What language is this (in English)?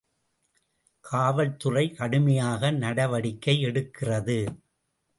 Tamil